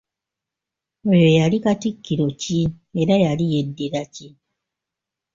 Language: Ganda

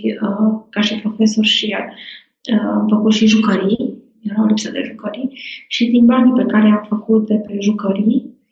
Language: Romanian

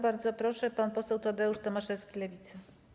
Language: Polish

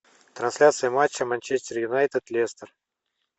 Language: Russian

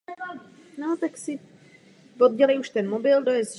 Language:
Czech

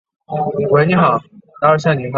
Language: Chinese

